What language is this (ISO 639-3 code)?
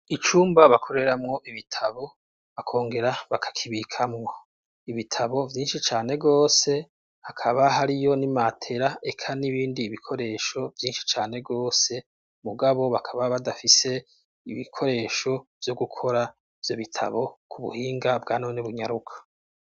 run